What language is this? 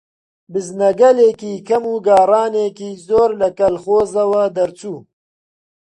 Central Kurdish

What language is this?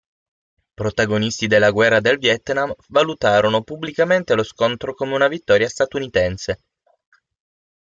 Italian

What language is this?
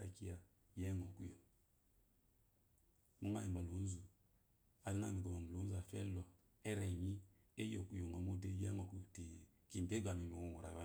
Eloyi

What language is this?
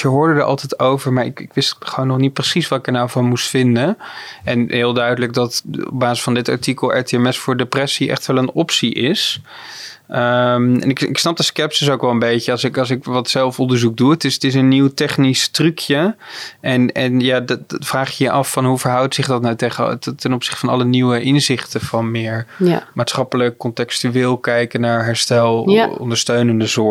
Dutch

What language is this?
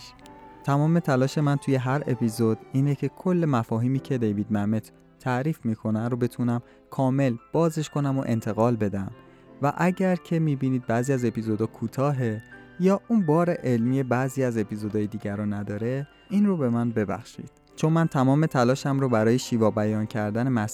Persian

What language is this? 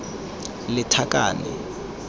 Tswana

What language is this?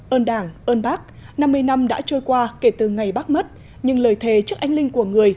Vietnamese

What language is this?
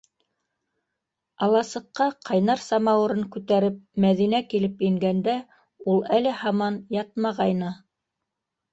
Bashkir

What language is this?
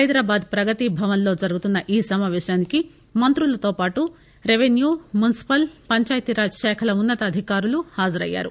Telugu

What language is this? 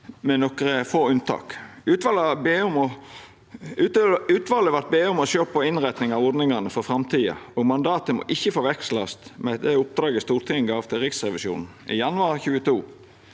Norwegian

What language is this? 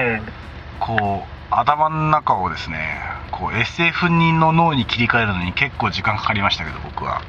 Japanese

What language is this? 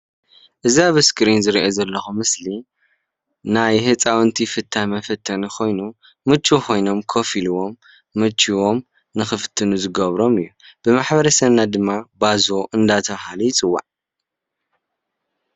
Tigrinya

